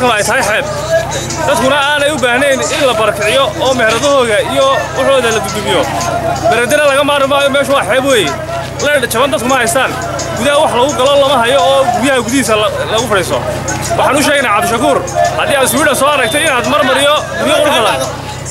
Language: Arabic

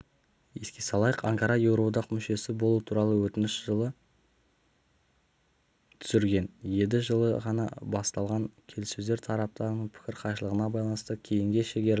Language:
Kazakh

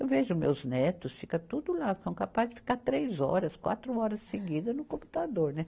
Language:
Portuguese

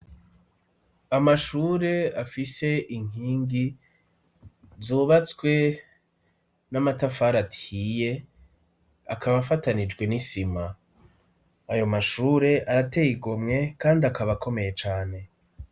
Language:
Rundi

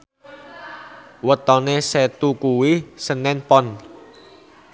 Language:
Javanese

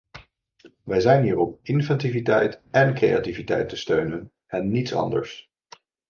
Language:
Dutch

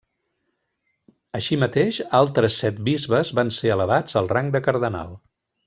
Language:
Catalan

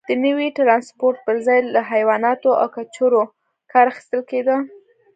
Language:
Pashto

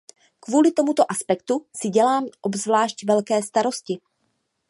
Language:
Czech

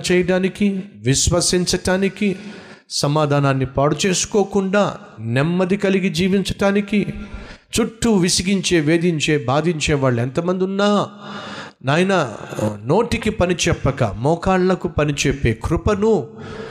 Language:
Telugu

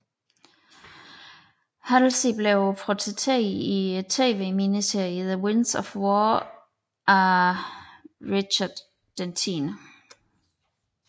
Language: Danish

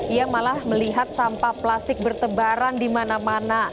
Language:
Indonesian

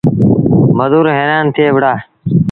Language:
Sindhi Bhil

